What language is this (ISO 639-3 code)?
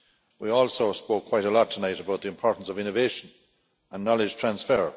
eng